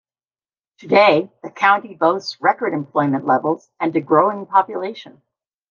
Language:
English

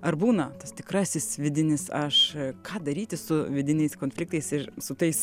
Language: Lithuanian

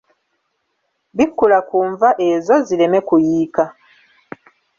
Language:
Ganda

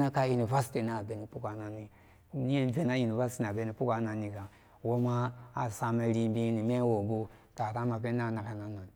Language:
Samba Daka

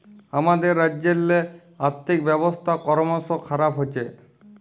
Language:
Bangla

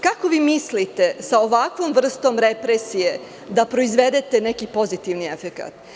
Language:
Serbian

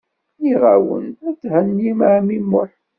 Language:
Kabyle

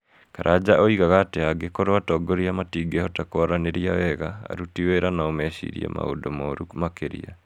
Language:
Kikuyu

